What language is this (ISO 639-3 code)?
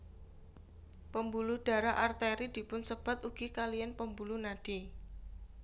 jav